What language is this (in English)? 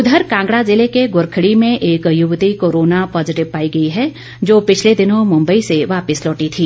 Hindi